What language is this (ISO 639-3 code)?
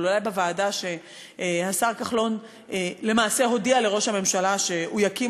heb